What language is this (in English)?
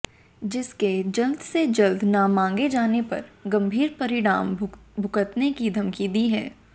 Hindi